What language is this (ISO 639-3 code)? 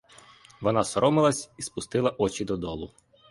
ukr